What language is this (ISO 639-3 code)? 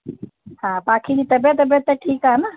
snd